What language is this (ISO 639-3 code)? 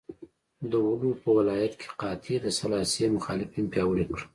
pus